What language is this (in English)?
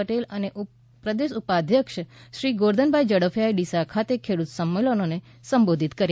Gujarati